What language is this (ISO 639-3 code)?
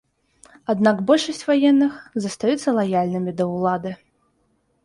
bel